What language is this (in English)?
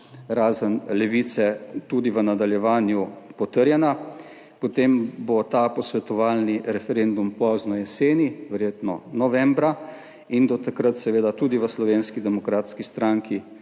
Slovenian